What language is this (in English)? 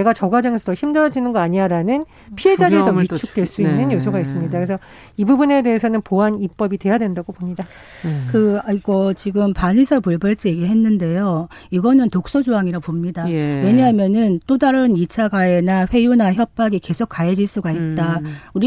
Korean